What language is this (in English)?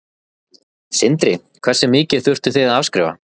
Icelandic